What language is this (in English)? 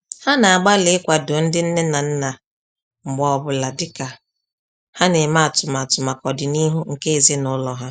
Igbo